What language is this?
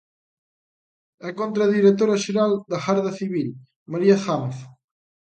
Galician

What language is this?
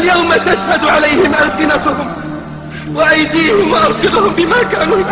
Arabic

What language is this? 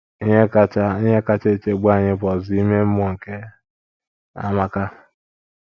Igbo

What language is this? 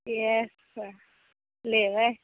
Maithili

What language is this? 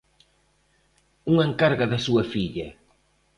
Galician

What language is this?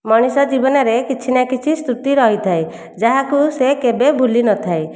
Odia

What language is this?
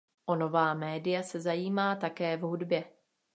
Czech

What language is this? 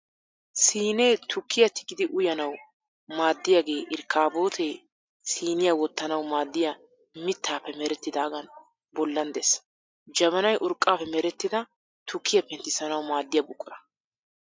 Wolaytta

